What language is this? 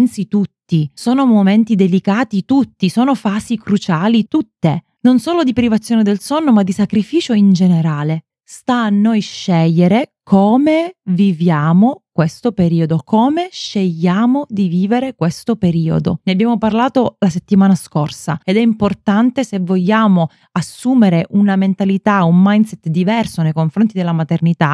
Italian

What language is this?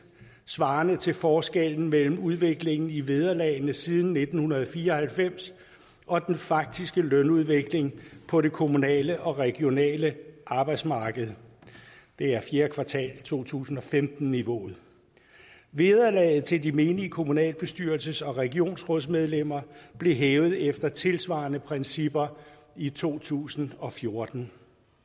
Danish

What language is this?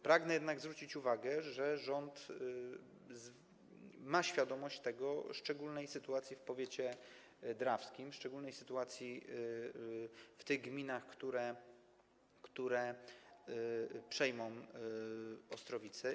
Polish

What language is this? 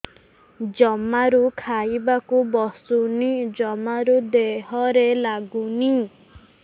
Odia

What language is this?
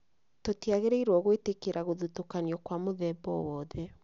Kikuyu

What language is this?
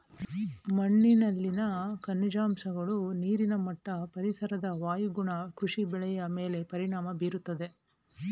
Kannada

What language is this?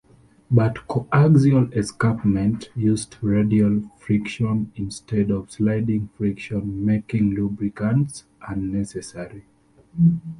English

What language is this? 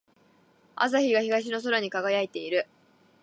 Japanese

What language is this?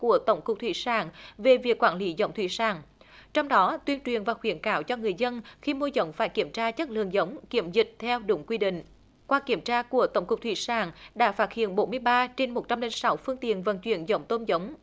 Vietnamese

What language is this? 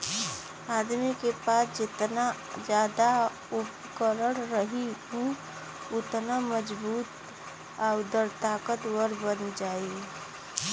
Bhojpuri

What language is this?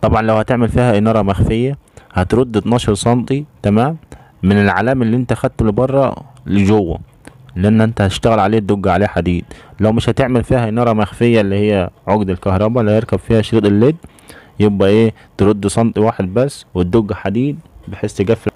Arabic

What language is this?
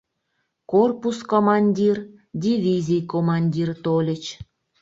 Mari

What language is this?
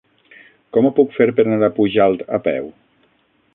Catalan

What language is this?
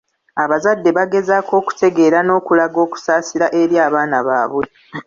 Ganda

